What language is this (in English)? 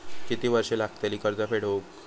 Marathi